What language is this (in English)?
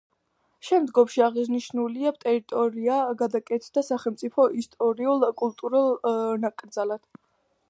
Georgian